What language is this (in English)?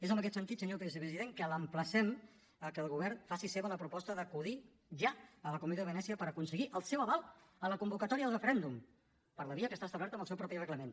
Catalan